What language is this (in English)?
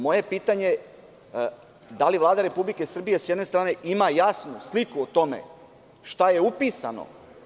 Serbian